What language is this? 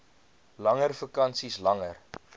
Afrikaans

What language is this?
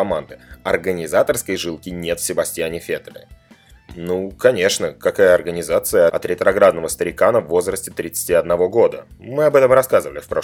Russian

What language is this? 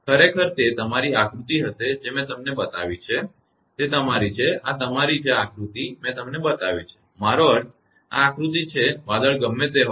Gujarati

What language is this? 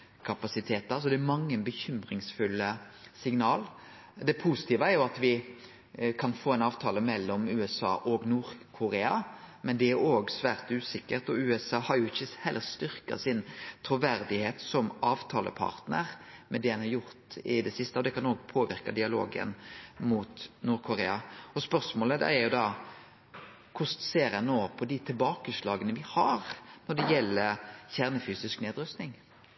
Norwegian Nynorsk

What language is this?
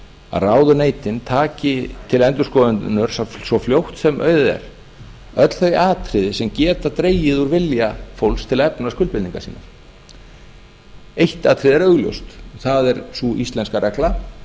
Icelandic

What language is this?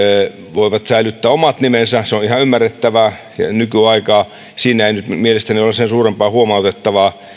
Finnish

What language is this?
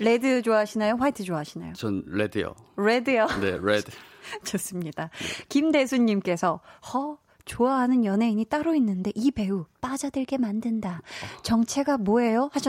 Korean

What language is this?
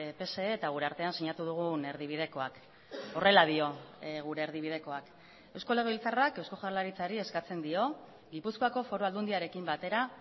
Basque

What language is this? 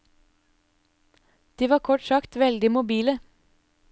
Norwegian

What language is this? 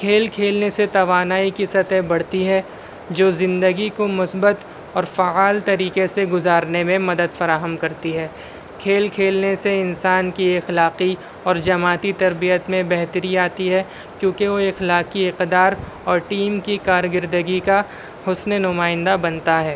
Urdu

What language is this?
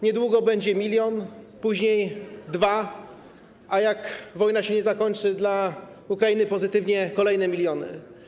Polish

